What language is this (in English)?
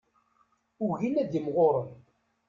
Kabyle